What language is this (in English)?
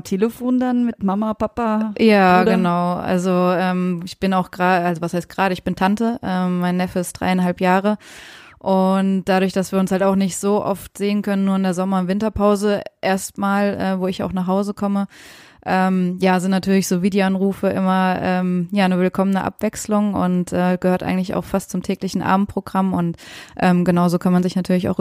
German